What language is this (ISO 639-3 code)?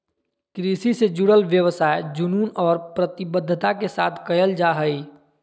mag